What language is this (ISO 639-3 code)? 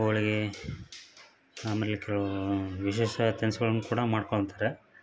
kan